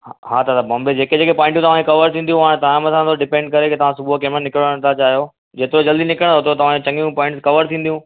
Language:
Sindhi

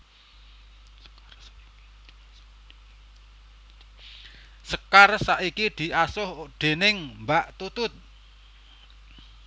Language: Javanese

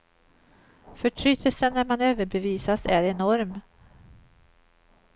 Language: Swedish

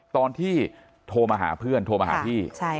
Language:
Thai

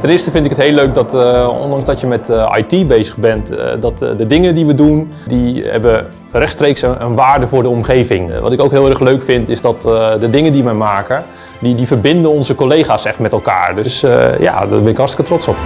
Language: Dutch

